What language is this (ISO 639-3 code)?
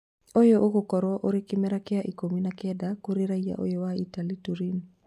kik